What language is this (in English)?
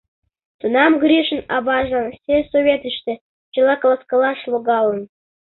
Mari